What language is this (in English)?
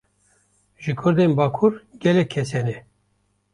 Kurdish